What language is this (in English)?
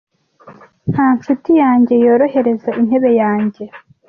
Kinyarwanda